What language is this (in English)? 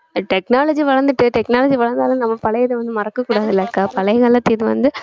Tamil